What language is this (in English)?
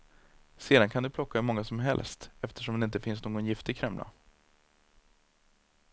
Swedish